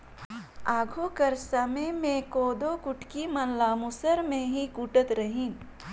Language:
Chhattisgarhi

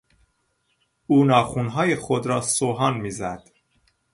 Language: Persian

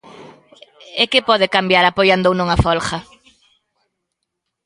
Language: Galician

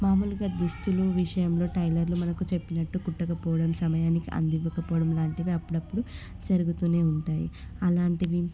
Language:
Telugu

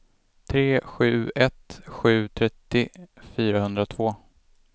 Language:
Swedish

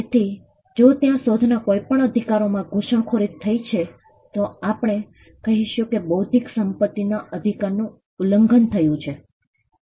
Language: Gujarati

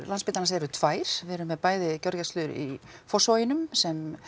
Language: Icelandic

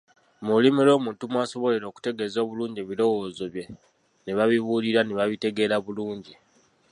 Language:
Ganda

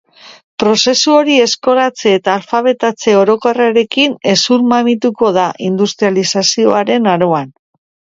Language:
Basque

